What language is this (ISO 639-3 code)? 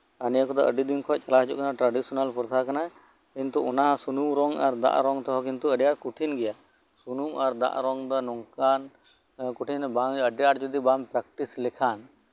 sat